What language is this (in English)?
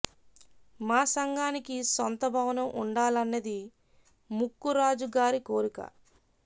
Telugu